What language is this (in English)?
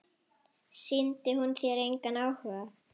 Icelandic